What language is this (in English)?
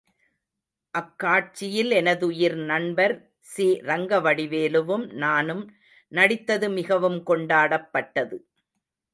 Tamil